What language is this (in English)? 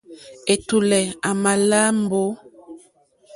Mokpwe